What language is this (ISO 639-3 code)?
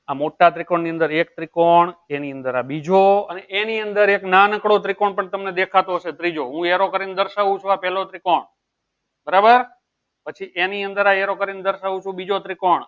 guj